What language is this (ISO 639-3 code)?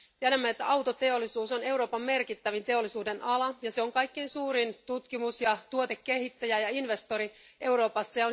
fin